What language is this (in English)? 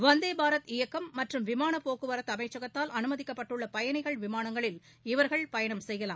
Tamil